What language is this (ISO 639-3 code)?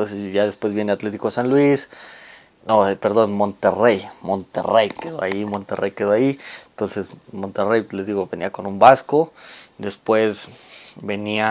spa